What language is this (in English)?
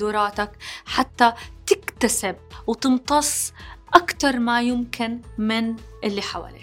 Arabic